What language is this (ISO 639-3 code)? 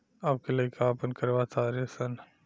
bho